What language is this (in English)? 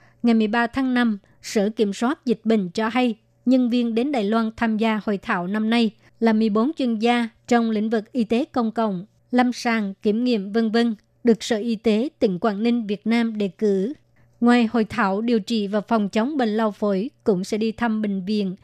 Vietnamese